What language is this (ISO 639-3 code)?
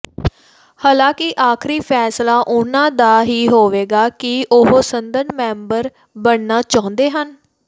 pan